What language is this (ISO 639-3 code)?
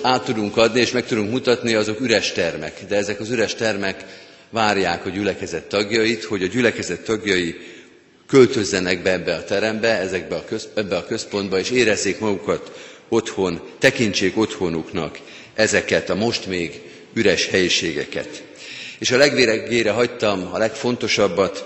hun